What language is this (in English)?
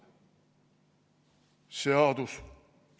Estonian